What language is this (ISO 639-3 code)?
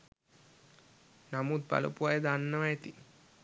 sin